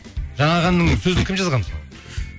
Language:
Kazakh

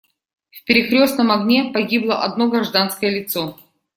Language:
Russian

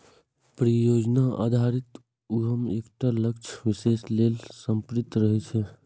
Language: Maithili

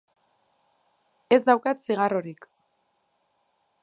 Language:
Basque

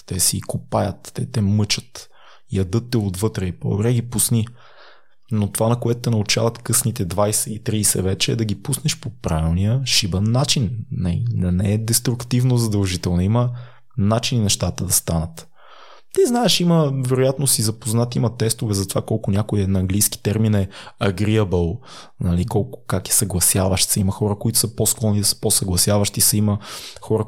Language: Bulgarian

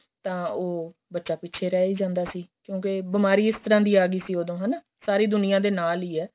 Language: Punjabi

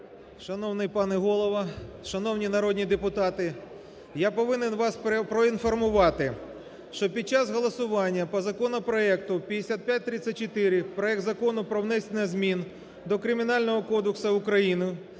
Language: Ukrainian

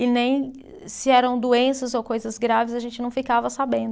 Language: Portuguese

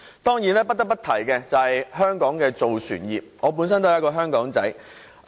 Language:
Cantonese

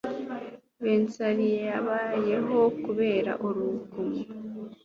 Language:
Kinyarwanda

